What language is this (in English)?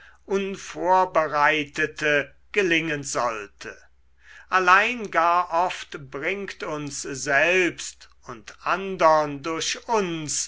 German